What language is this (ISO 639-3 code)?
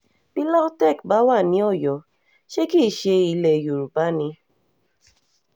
yor